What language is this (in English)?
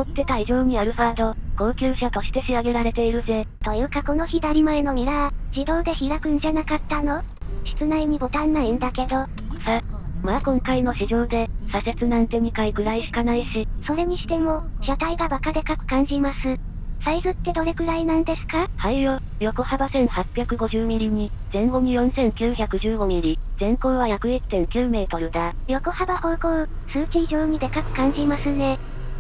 Japanese